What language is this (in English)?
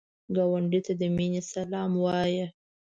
Pashto